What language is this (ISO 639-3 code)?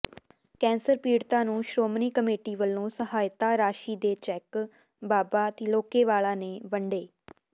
pan